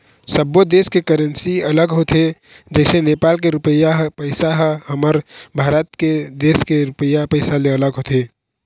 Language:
Chhattisgarhi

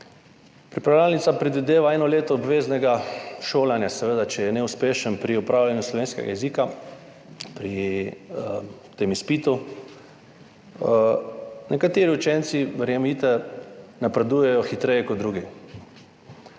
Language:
Slovenian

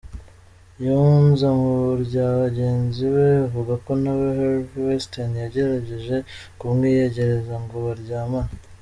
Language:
Kinyarwanda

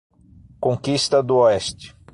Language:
Portuguese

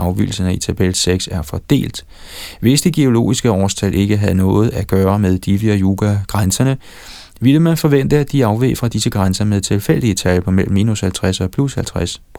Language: Danish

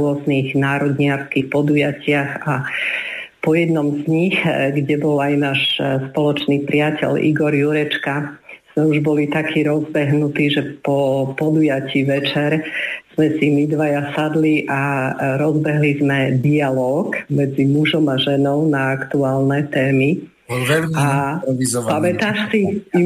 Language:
Slovak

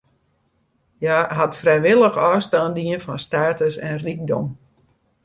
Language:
Western Frisian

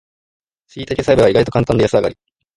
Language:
Japanese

